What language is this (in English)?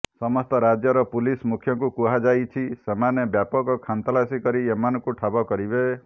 Odia